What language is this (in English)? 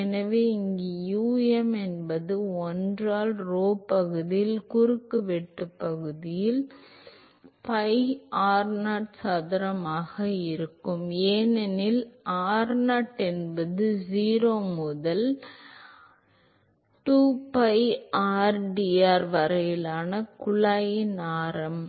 Tamil